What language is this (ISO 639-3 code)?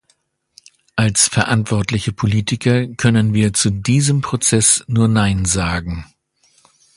deu